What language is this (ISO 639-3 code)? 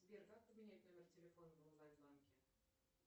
rus